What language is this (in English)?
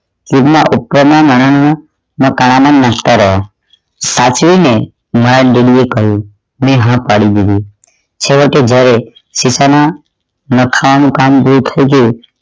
Gujarati